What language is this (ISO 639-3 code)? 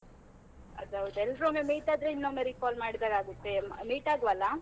kan